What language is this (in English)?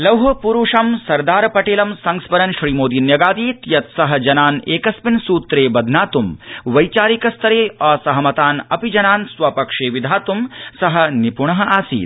Sanskrit